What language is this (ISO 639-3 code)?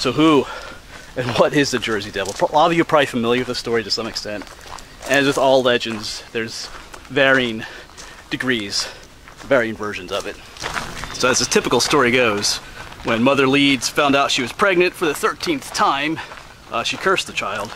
eng